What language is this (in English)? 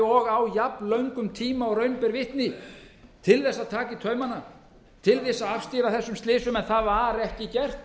Icelandic